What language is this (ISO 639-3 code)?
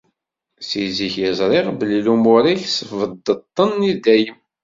kab